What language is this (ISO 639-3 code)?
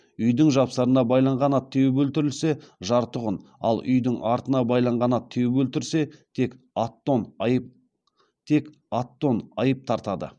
kaz